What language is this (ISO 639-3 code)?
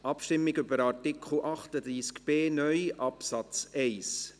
gsw